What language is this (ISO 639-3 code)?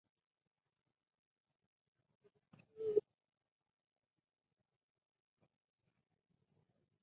spa